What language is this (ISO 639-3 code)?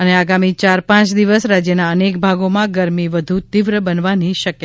guj